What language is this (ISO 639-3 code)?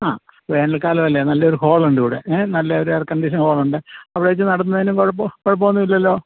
mal